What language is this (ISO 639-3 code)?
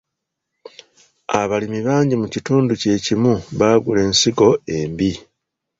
lug